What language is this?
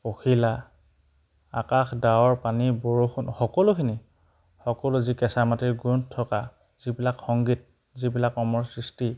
Assamese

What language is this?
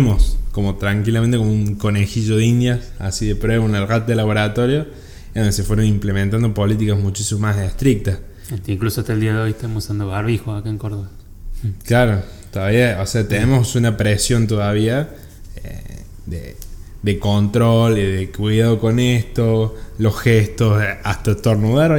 Spanish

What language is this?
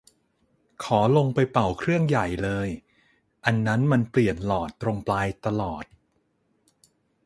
Thai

